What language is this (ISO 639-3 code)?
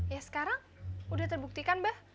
ind